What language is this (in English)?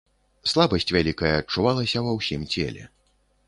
Belarusian